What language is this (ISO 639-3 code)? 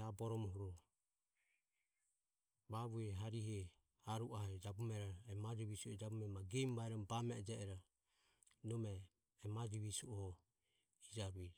aom